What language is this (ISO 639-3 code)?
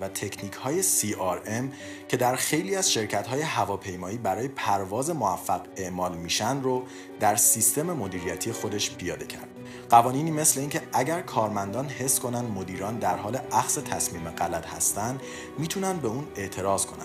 fas